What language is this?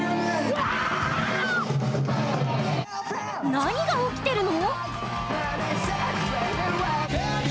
Japanese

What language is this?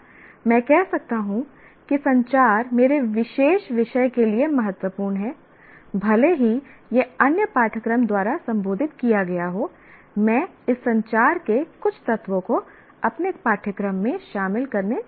Hindi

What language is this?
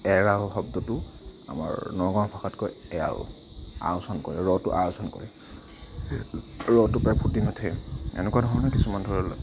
Assamese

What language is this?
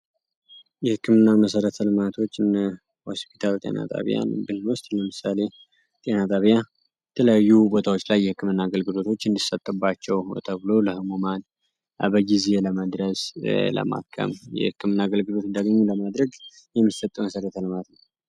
Amharic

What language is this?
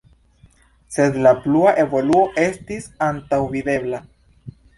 Esperanto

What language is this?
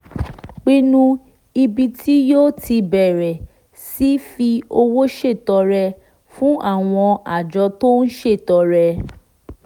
Yoruba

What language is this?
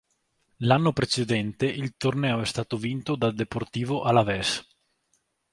Italian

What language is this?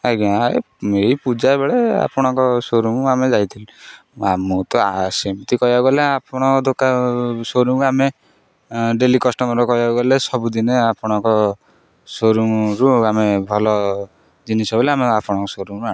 Odia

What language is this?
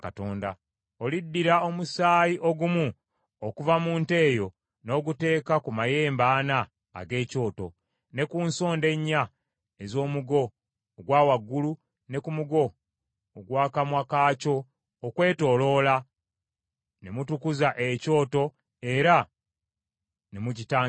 Ganda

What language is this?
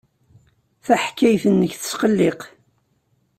Kabyle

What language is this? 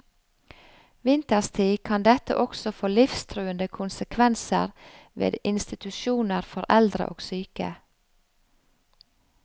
Norwegian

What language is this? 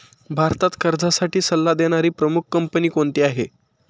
Marathi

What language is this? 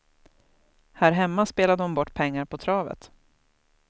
Swedish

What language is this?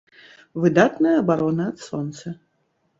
Belarusian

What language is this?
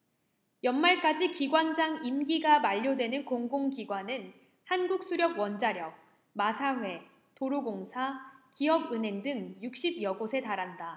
Korean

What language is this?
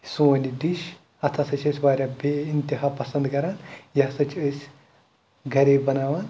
Kashmiri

